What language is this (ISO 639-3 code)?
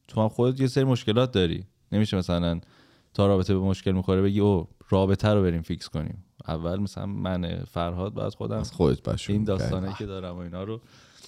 fas